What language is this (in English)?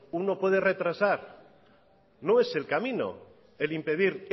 Spanish